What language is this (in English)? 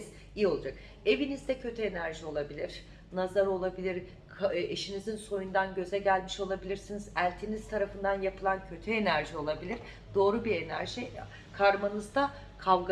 Turkish